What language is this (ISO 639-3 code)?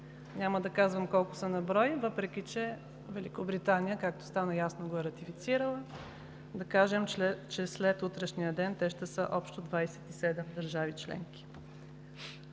bul